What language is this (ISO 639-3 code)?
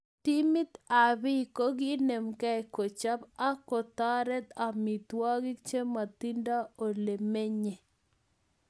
kln